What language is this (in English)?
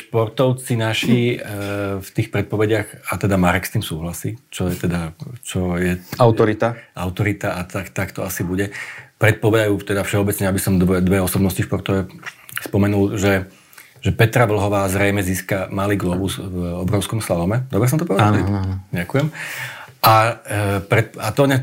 Slovak